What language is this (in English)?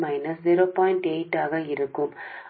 Telugu